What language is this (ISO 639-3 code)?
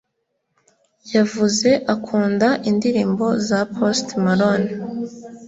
kin